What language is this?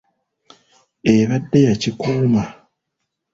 Ganda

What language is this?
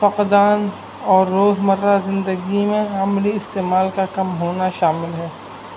Urdu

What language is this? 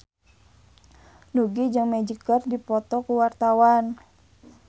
Sundanese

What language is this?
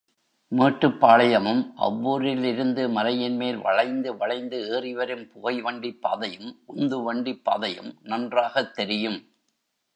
Tamil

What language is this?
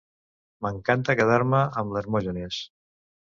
Catalan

